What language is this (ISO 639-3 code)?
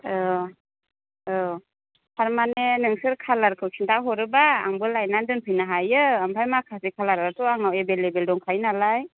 brx